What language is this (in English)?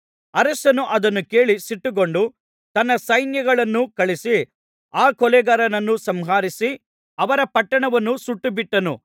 Kannada